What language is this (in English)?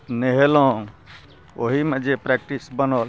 Maithili